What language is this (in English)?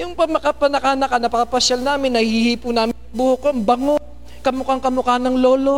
Filipino